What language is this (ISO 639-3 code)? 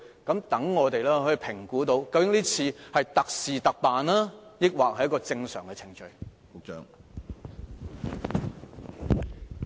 yue